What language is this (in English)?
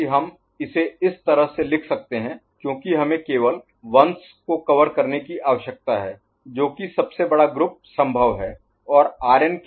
Hindi